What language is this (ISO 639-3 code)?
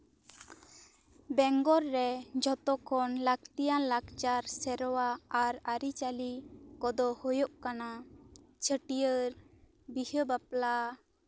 sat